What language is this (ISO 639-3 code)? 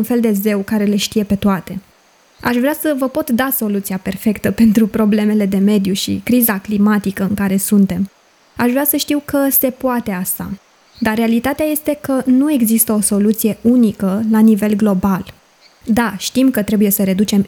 ron